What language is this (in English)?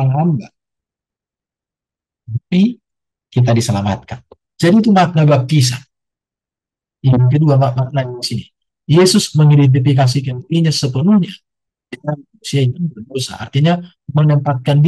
Indonesian